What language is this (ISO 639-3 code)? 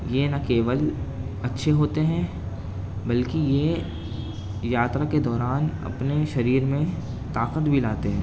urd